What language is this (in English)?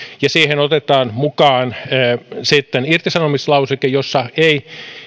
Finnish